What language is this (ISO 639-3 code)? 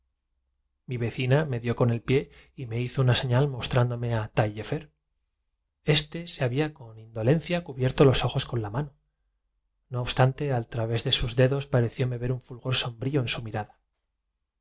spa